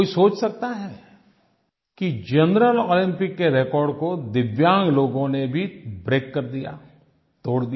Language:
Hindi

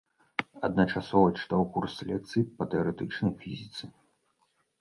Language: Belarusian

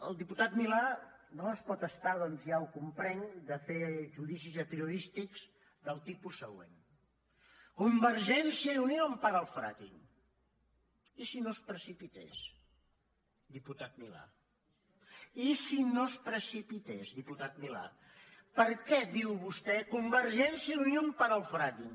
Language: Catalan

